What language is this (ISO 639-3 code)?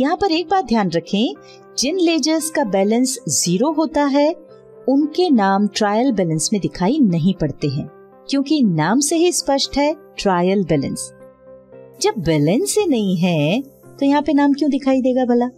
hin